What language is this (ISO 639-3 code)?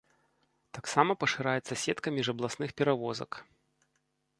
bel